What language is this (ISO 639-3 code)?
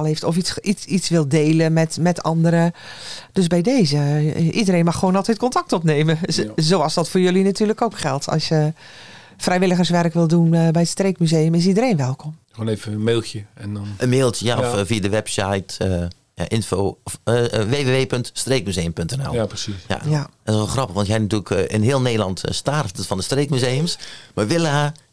nld